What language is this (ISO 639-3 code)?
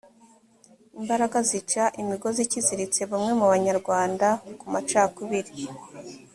kin